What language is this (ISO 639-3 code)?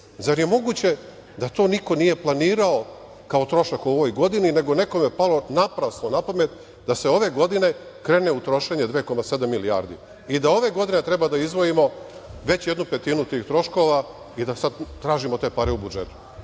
srp